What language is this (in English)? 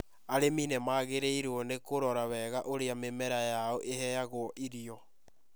Kikuyu